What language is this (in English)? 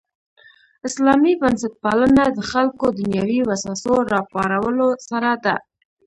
Pashto